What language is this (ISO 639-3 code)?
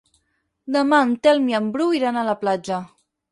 cat